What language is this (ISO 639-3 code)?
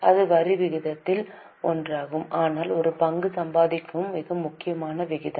tam